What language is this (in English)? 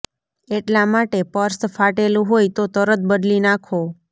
Gujarati